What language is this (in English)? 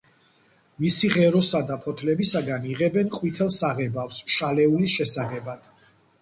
Georgian